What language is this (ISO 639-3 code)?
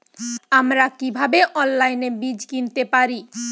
ben